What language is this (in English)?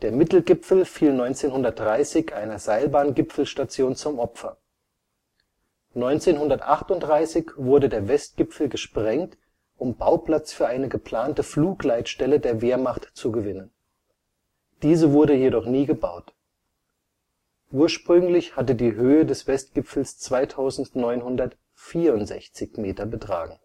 German